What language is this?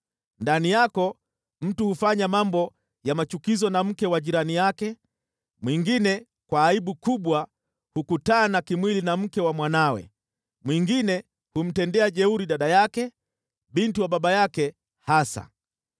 Swahili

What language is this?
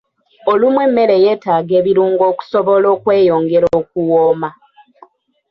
Ganda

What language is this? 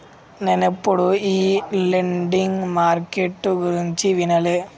Telugu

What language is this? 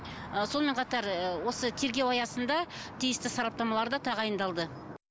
Kazakh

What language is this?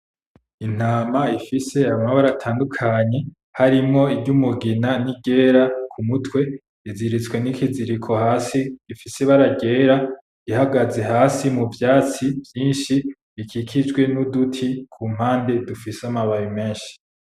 Rundi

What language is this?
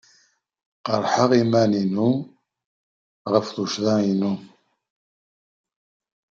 Kabyle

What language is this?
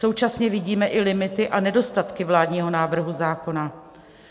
Czech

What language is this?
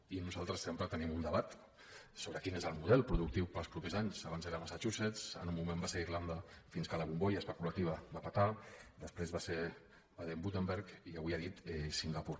Catalan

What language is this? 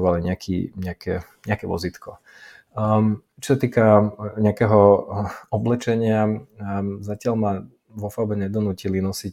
Slovak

